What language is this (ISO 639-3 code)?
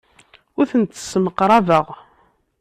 kab